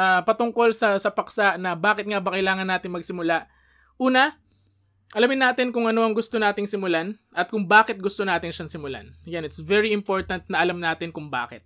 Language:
Filipino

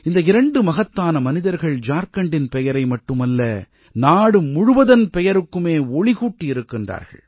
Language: Tamil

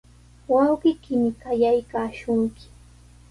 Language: Sihuas Ancash Quechua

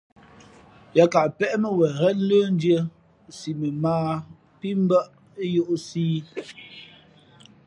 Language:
Fe'fe'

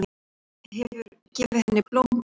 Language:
Icelandic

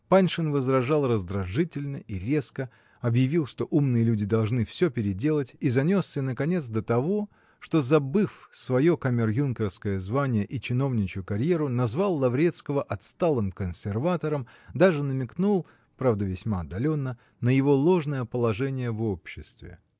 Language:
Russian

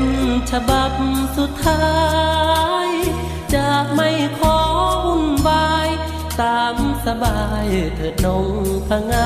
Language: Thai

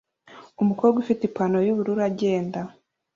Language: Kinyarwanda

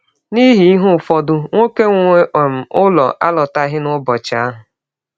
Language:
Igbo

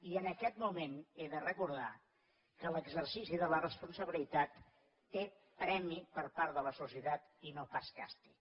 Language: Catalan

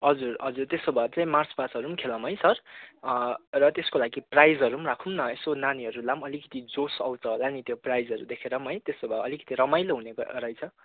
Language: Nepali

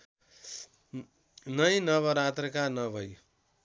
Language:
Nepali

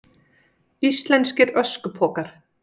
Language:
Icelandic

